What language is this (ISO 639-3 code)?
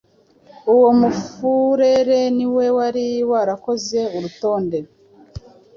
kin